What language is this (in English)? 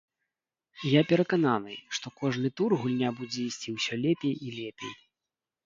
Belarusian